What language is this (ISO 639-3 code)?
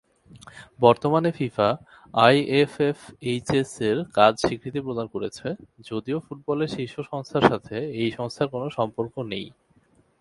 ben